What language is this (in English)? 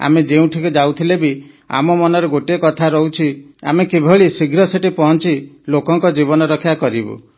Odia